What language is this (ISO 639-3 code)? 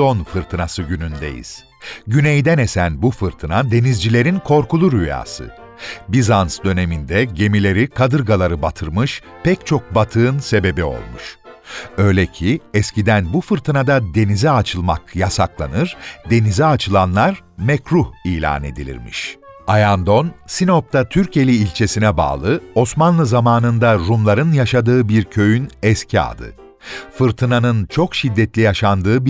tur